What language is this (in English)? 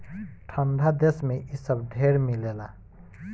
Bhojpuri